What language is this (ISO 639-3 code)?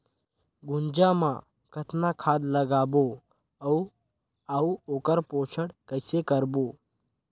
hne